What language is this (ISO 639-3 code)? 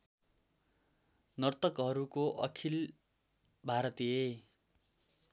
nep